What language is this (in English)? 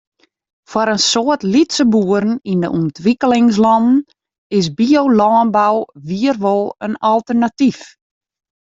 Western Frisian